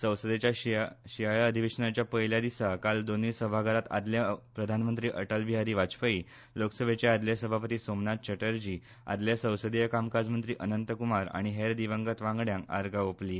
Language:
Konkani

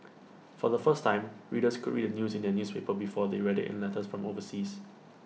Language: English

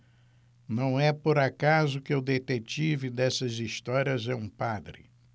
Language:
Portuguese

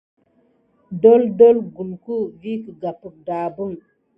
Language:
Gidar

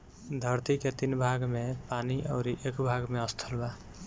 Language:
Bhojpuri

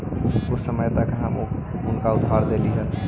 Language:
Magahi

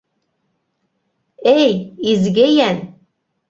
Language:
Bashkir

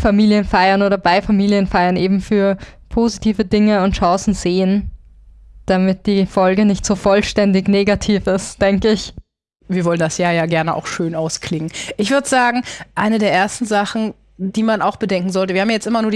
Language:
German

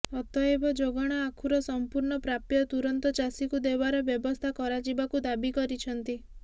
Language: Odia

